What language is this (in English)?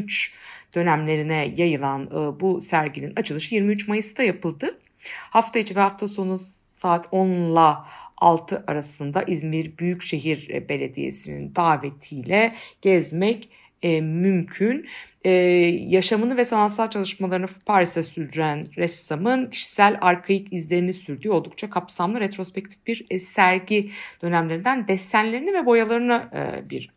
Turkish